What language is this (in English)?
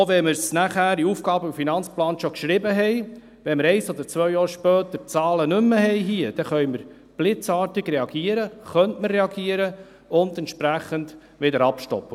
Swiss German